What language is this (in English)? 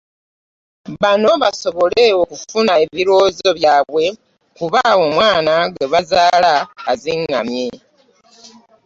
Ganda